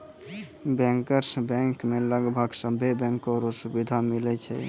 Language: Maithili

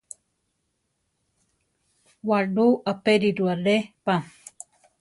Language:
Central Tarahumara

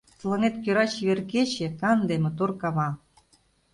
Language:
Mari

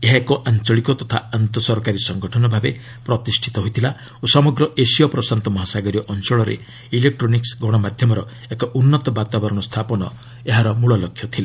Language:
Odia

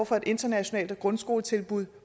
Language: Danish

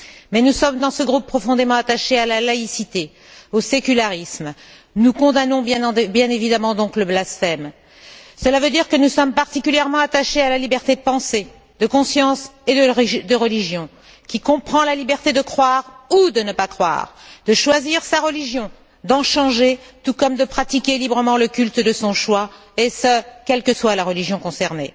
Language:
French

